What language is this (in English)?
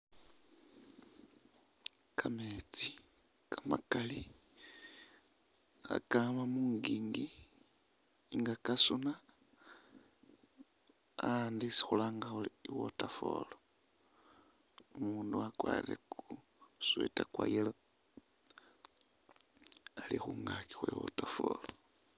Masaaba